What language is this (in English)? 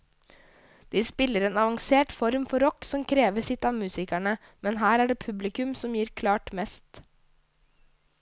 Norwegian